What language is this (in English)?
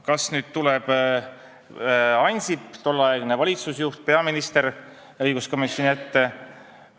Estonian